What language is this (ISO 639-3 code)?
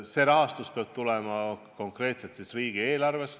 est